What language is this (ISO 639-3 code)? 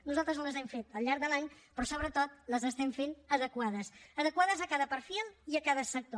cat